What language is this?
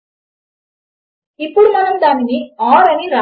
Telugu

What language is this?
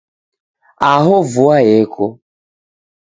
Taita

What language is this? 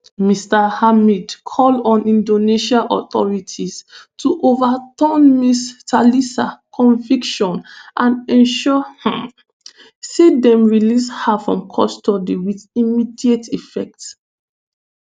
Nigerian Pidgin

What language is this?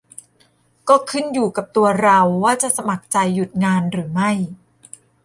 Thai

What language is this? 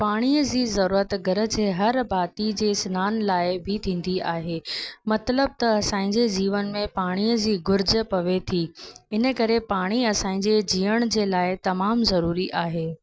Sindhi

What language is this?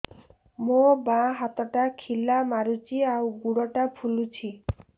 Odia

